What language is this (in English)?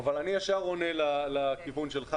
Hebrew